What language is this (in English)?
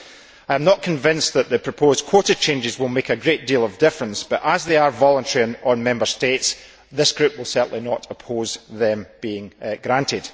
English